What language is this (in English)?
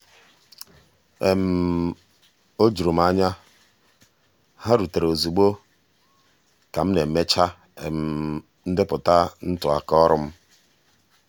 Igbo